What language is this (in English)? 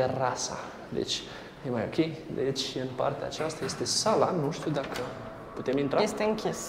Romanian